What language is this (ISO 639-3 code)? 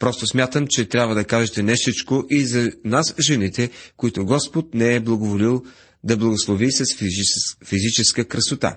bul